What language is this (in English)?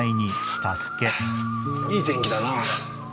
Japanese